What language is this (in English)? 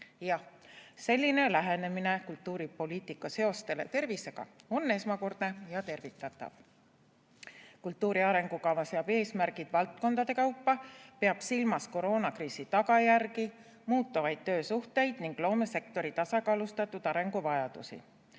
Estonian